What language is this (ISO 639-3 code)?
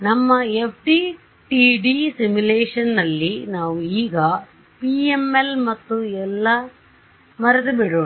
kan